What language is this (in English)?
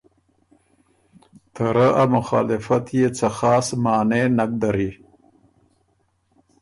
Ormuri